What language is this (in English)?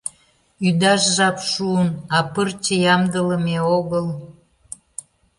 Mari